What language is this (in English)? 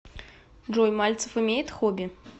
Russian